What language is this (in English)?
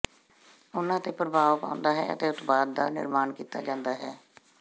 Punjabi